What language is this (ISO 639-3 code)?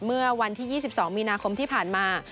tha